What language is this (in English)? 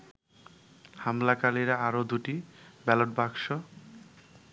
Bangla